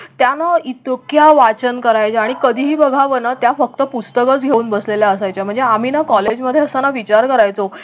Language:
Marathi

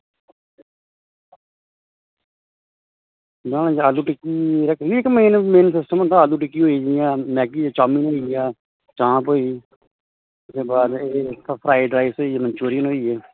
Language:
Dogri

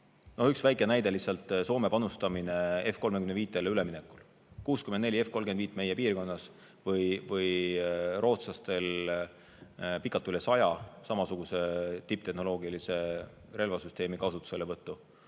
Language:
Estonian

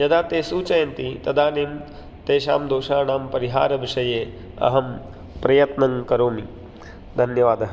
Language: Sanskrit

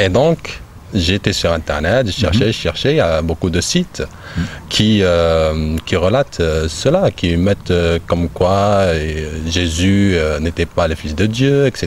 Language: French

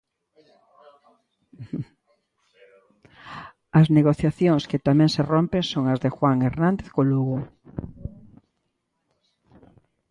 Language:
Galician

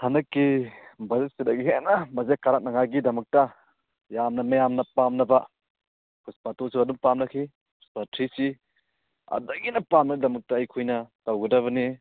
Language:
Manipuri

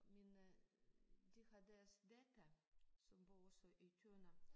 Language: Danish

